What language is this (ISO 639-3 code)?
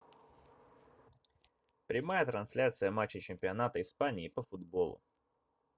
rus